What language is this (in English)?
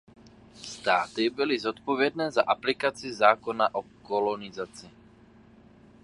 Czech